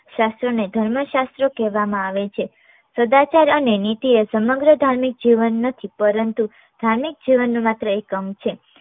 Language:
Gujarati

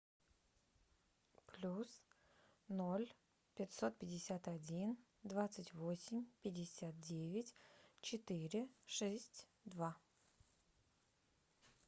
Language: Russian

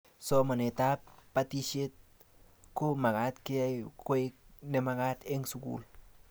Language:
Kalenjin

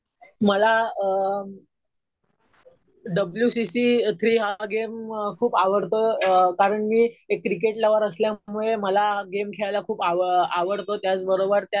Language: Marathi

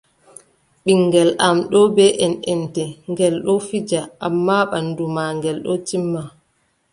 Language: Adamawa Fulfulde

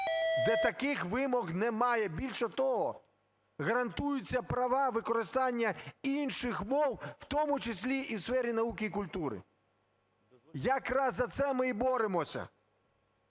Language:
Ukrainian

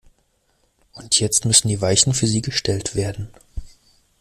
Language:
German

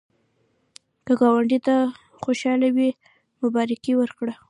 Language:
Pashto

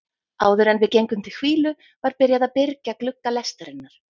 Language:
Icelandic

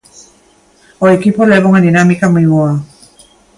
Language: Galician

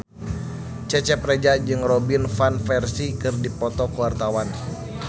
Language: Sundanese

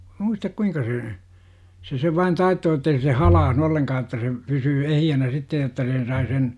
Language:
Finnish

